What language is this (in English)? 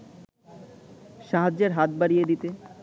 Bangla